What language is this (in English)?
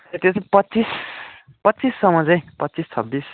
Nepali